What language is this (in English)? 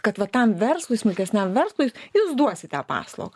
Lithuanian